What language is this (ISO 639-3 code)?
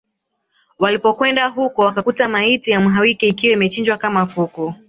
swa